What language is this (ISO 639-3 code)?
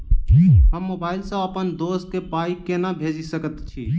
mai